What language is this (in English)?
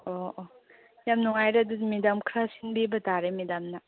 Manipuri